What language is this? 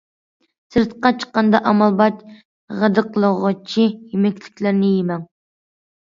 Uyghur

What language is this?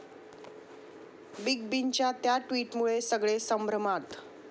Marathi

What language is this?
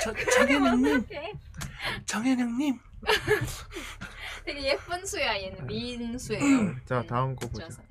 Korean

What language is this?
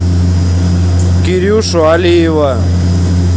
Russian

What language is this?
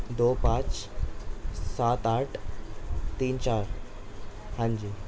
Urdu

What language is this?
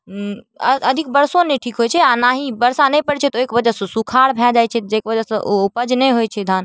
Maithili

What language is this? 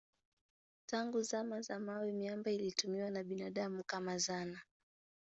Swahili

